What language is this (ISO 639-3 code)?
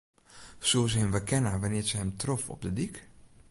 fry